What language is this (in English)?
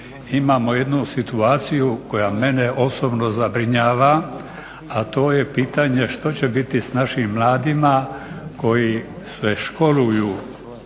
Croatian